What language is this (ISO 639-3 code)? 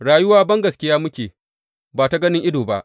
hau